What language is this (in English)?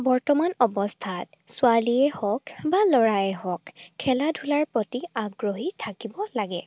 Assamese